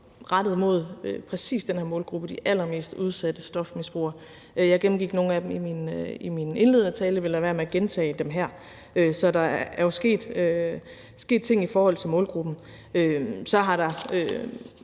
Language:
Danish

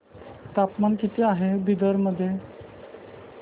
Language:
Marathi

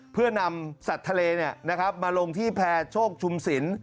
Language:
Thai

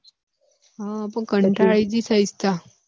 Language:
Gujarati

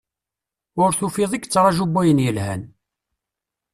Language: Kabyle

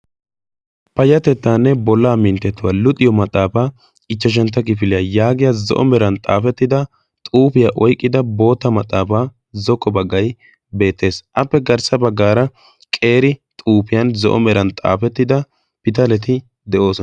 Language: Wolaytta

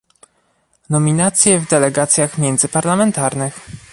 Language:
Polish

